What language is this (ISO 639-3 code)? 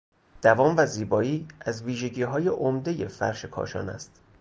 fas